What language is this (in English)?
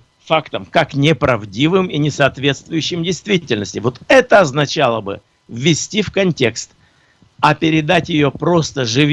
Russian